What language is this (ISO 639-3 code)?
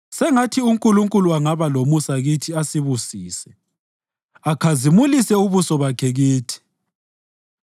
nde